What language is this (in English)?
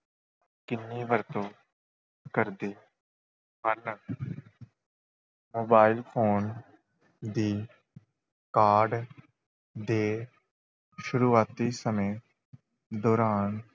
Punjabi